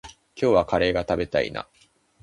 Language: Japanese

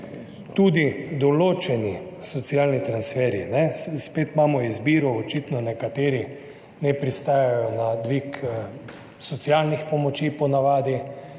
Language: Slovenian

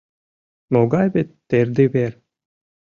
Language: Mari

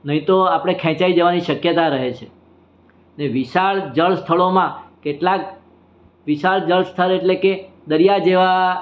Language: Gujarati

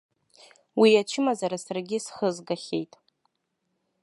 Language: Abkhazian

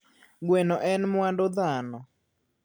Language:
Luo (Kenya and Tanzania)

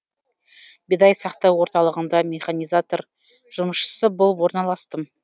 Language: Kazakh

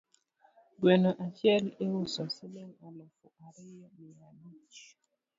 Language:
Luo (Kenya and Tanzania)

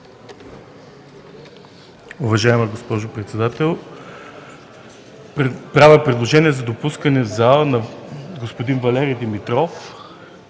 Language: Bulgarian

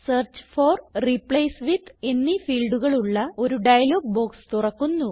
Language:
Malayalam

